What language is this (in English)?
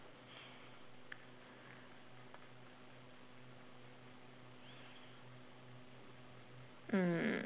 English